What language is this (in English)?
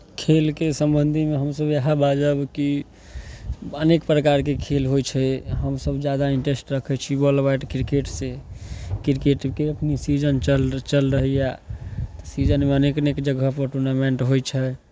Maithili